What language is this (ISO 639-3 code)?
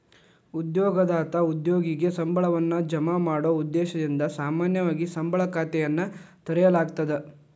kan